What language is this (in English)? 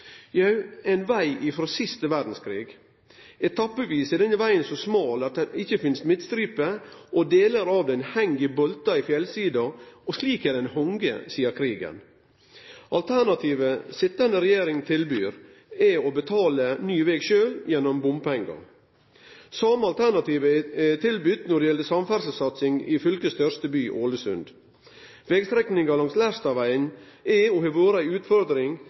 Norwegian Nynorsk